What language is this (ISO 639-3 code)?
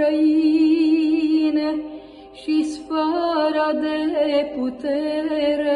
ron